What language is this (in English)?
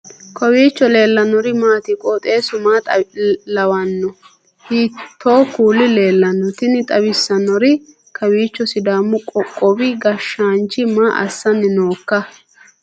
Sidamo